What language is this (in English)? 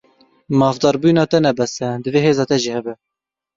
Kurdish